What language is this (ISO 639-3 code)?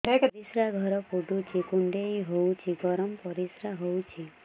ori